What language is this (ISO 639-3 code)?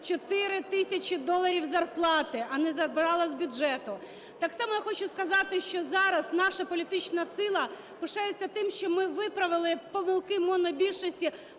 ukr